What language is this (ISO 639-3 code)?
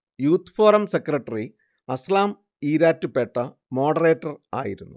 mal